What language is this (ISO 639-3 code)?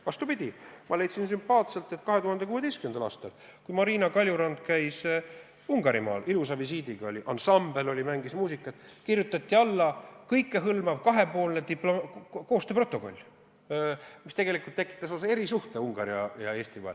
est